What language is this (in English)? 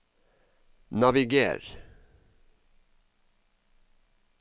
Norwegian